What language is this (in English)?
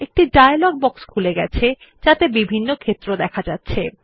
Bangla